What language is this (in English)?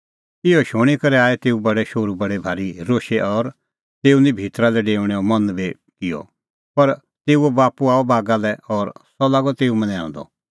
Kullu Pahari